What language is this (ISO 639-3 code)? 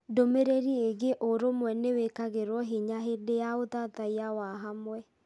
kik